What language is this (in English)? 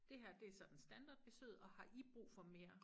Danish